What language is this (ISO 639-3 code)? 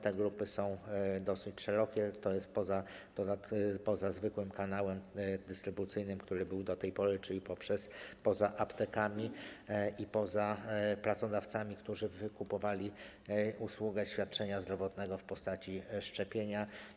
pol